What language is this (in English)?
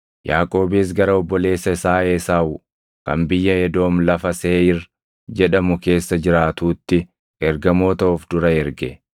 Oromo